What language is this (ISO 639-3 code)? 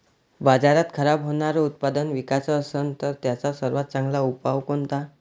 mar